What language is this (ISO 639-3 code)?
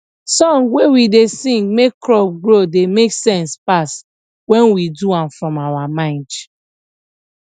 pcm